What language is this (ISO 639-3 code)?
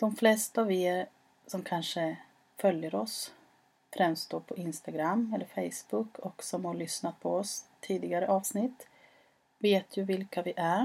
swe